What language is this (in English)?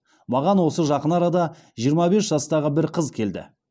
Kazakh